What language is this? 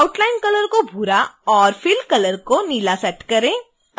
Hindi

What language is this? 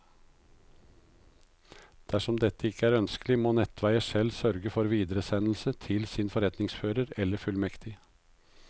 Norwegian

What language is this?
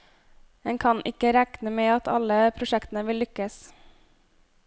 Norwegian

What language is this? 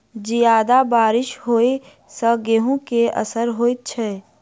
Maithili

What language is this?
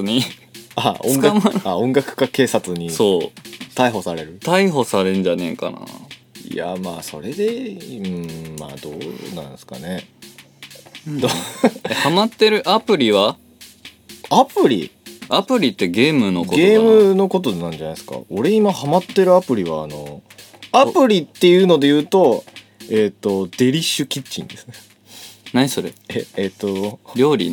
Japanese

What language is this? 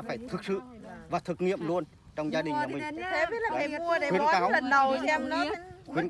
Vietnamese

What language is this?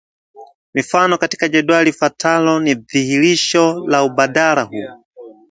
Swahili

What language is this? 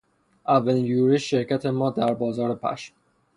Persian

